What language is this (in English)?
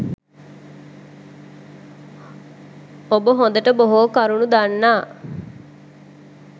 Sinhala